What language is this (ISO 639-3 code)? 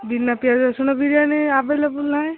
ori